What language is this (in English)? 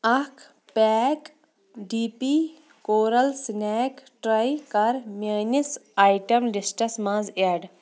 Kashmiri